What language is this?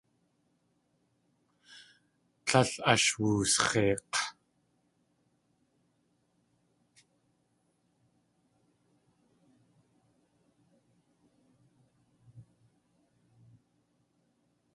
Tlingit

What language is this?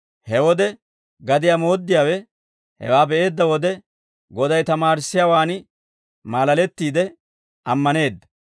Dawro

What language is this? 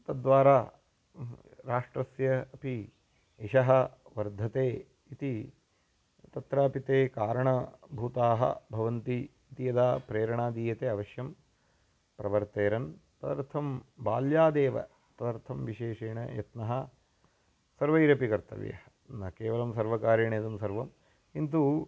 Sanskrit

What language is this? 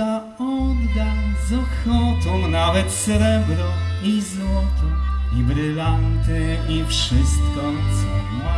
Polish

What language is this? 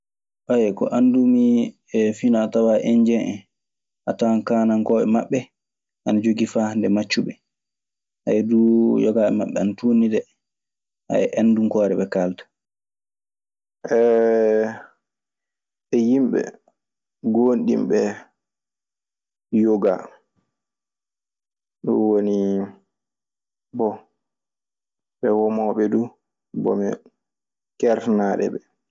Maasina Fulfulde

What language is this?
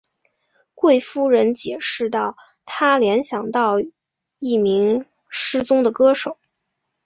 Chinese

